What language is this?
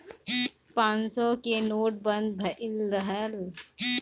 Bhojpuri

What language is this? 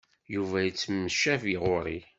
Kabyle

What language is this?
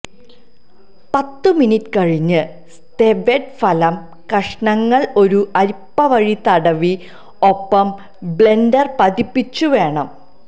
Malayalam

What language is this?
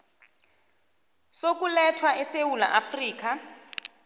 South Ndebele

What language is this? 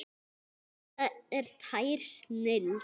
Icelandic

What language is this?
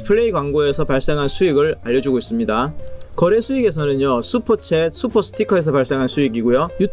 Korean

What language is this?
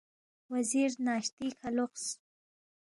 Balti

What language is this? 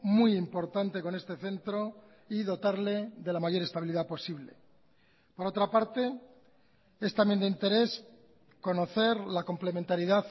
Spanish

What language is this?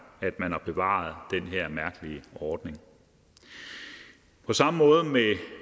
Danish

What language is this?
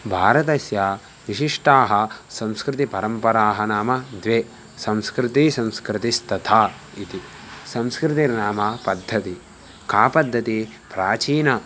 Sanskrit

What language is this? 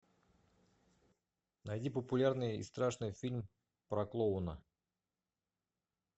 Russian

